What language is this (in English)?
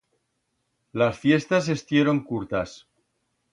Aragonese